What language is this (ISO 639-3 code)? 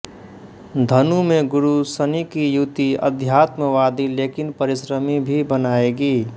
hin